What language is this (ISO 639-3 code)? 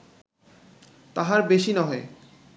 ben